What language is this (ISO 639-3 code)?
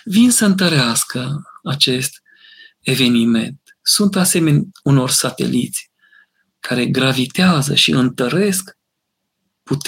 ron